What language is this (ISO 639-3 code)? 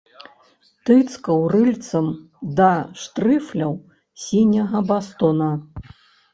bel